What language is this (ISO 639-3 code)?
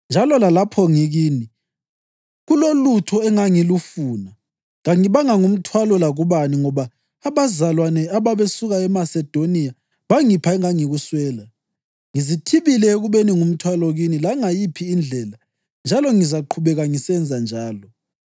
nde